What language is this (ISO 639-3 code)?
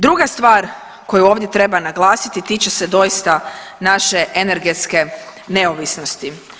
hrv